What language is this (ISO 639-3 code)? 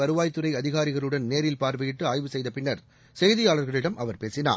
tam